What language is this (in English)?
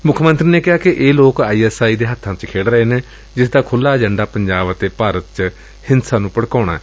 Punjabi